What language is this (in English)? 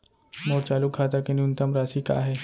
Chhattisgarhi